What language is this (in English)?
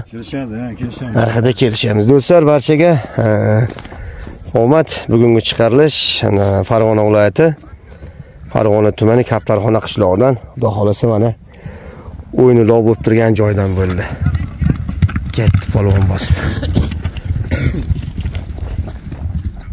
Turkish